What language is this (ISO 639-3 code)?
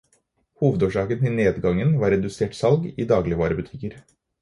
nob